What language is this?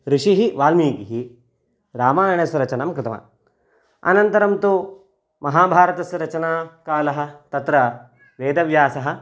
Sanskrit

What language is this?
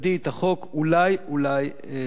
Hebrew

